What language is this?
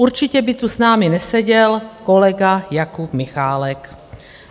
Czech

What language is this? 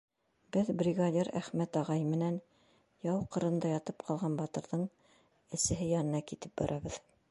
Bashkir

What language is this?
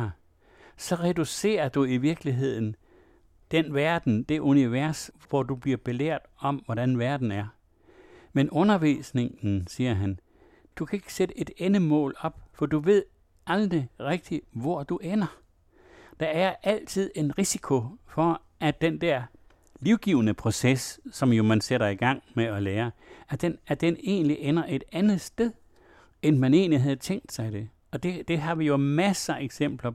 Danish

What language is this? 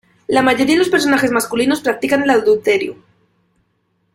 Spanish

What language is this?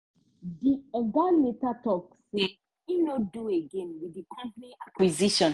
Nigerian Pidgin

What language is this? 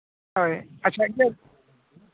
Santali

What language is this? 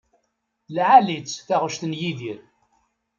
Kabyle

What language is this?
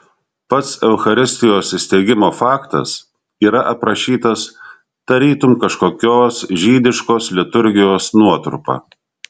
Lithuanian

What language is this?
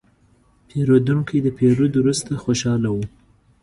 Pashto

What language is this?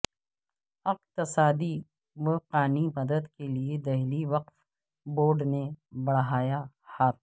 Urdu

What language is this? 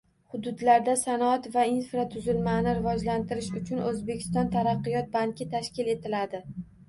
Uzbek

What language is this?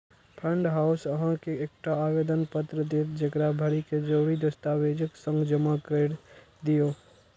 Maithili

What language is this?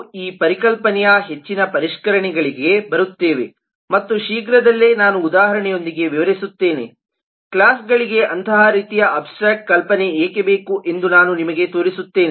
Kannada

